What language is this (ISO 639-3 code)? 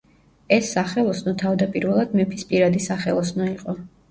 kat